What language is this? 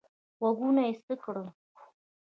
Pashto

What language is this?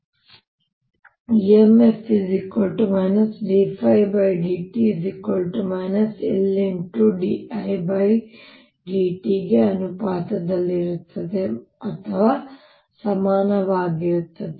Kannada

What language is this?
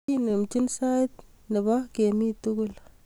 Kalenjin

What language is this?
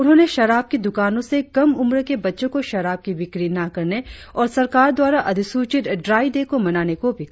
Hindi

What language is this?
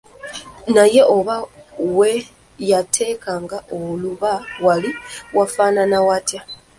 Ganda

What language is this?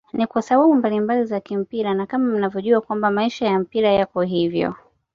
Swahili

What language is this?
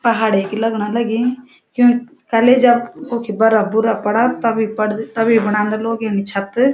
Garhwali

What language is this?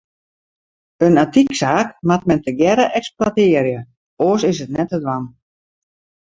Western Frisian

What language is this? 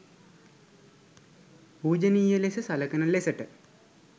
Sinhala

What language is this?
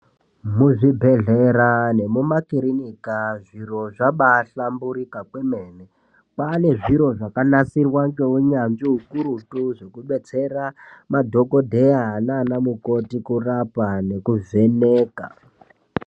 Ndau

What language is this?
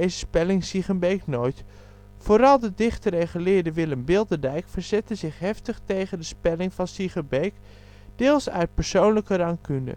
Dutch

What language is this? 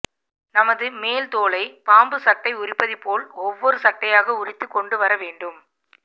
Tamil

